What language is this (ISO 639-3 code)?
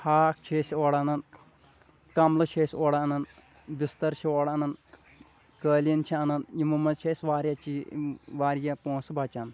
kas